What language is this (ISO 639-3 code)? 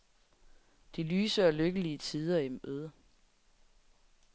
dan